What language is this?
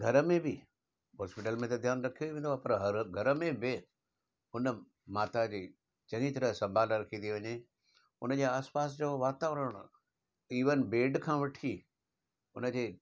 Sindhi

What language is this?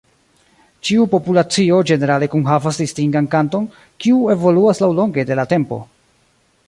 Esperanto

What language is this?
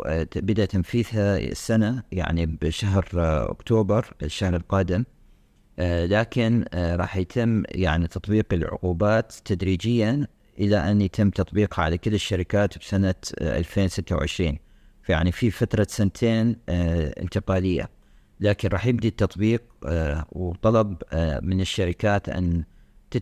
Arabic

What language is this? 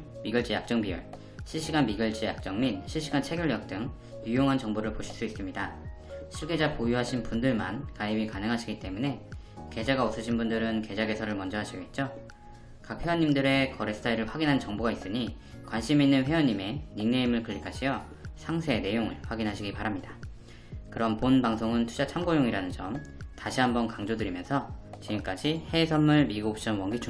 Korean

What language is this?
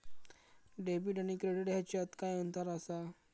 Marathi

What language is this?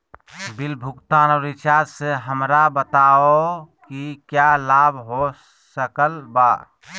Magahi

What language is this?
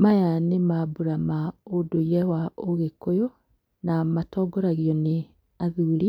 Kikuyu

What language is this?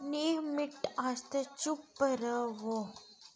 Dogri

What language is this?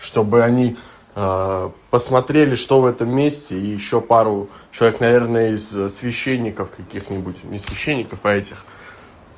Russian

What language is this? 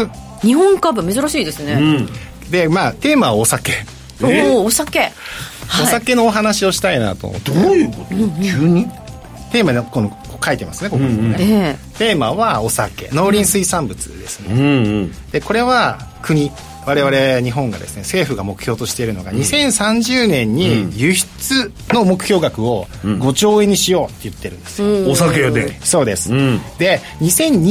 Japanese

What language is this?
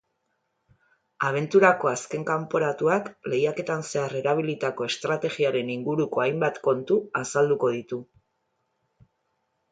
Basque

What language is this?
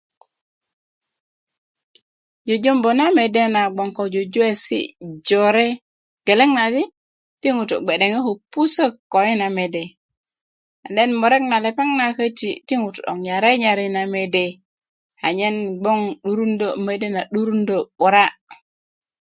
Kuku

